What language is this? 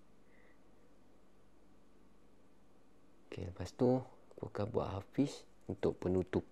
Malay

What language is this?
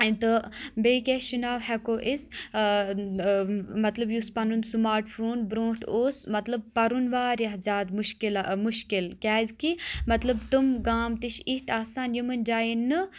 Kashmiri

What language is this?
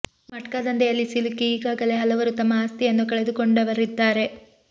Kannada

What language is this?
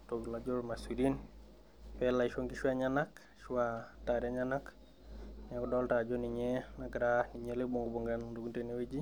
Masai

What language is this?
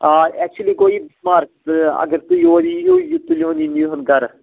Kashmiri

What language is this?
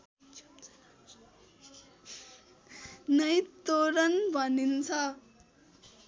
Nepali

